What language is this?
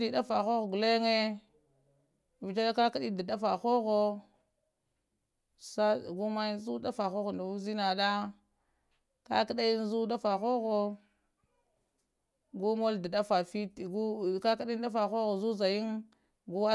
Lamang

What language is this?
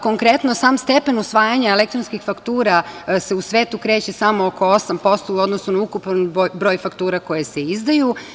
Serbian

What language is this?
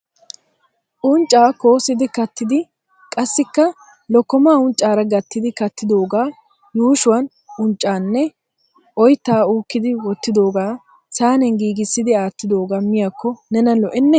Wolaytta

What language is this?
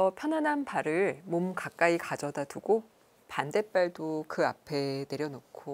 Korean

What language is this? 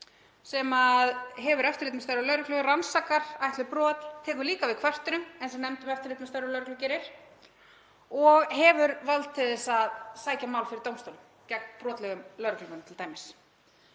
Icelandic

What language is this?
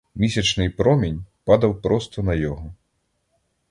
Ukrainian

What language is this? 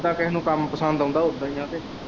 Punjabi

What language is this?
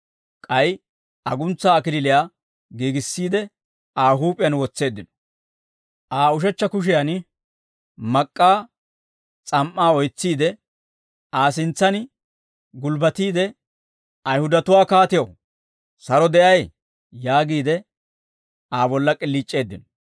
Dawro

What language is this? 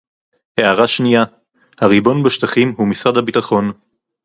Hebrew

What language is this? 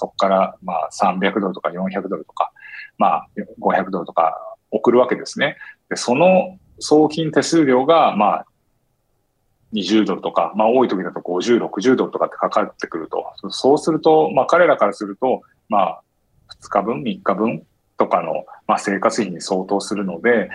Japanese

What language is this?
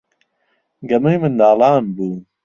Central Kurdish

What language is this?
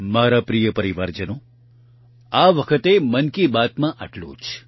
Gujarati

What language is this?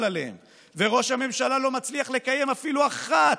Hebrew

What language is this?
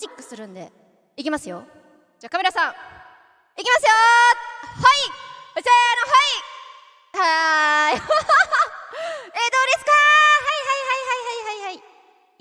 Japanese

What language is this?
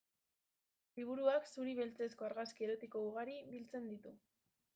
Basque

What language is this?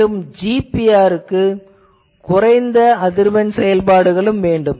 Tamil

